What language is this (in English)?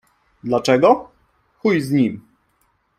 Polish